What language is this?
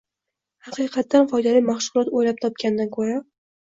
Uzbek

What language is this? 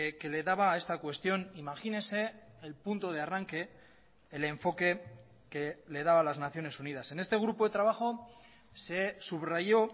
Spanish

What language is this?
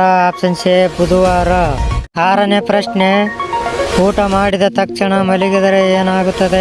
Indonesian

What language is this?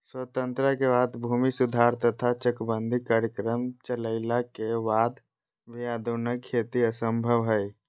Magahi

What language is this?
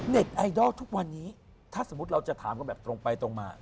Thai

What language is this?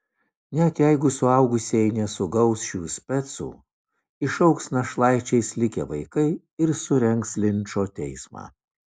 Lithuanian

